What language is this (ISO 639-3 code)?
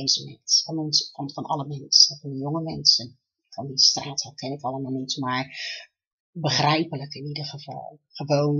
nld